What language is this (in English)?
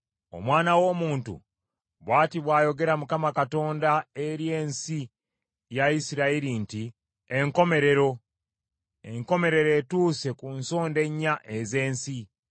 Ganda